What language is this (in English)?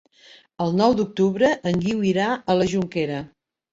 Catalan